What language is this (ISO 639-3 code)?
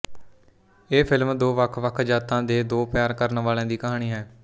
pan